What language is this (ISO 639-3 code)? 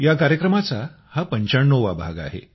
mar